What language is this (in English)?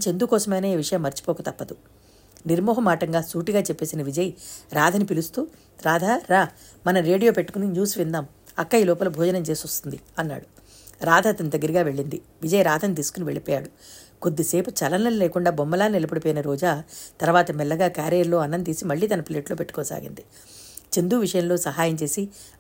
Telugu